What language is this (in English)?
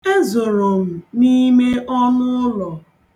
Igbo